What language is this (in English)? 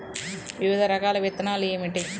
Telugu